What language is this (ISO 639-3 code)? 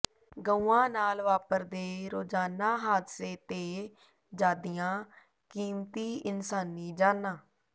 pan